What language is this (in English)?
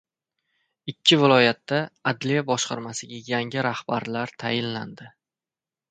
Uzbek